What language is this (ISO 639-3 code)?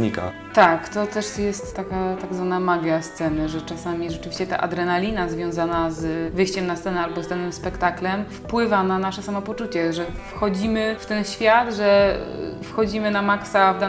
pol